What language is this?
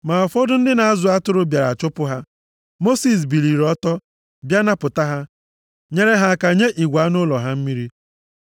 Igbo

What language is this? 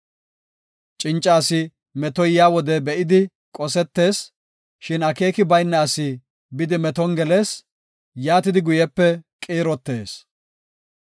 Gofa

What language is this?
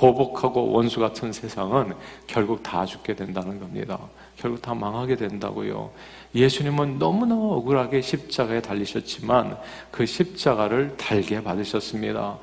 Korean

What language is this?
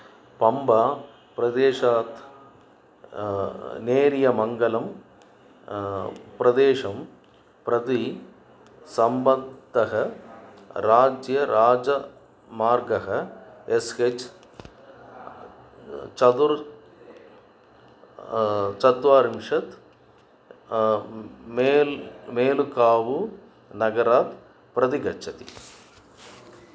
Sanskrit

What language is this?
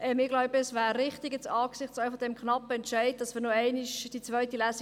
Swiss German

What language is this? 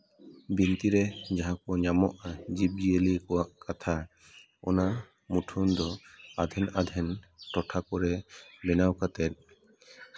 Santali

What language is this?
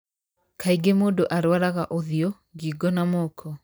Kikuyu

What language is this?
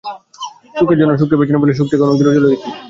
Bangla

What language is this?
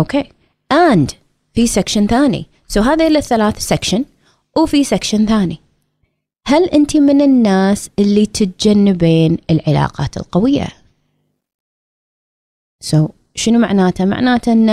Arabic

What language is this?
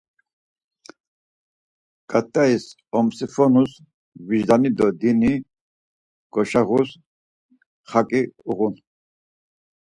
Laz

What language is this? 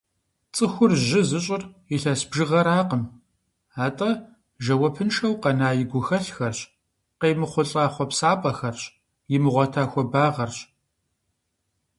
Kabardian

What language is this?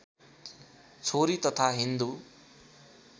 Nepali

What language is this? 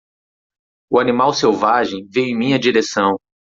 Portuguese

